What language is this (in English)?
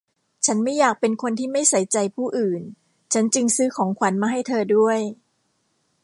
Thai